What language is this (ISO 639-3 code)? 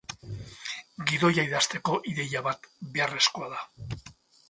eus